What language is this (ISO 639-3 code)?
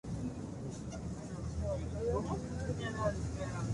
spa